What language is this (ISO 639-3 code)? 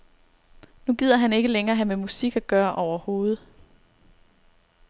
dan